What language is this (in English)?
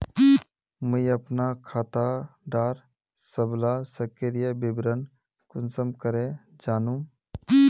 Magahi